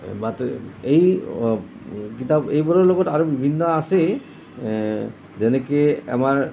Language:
Assamese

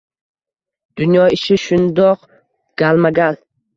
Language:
Uzbek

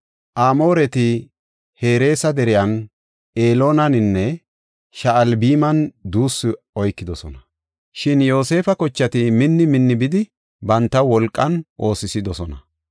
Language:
Gofa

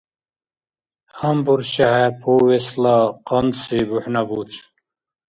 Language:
Dargwa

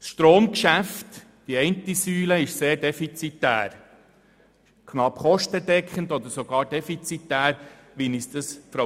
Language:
Swiss German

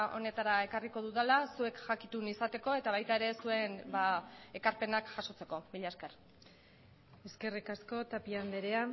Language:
Basque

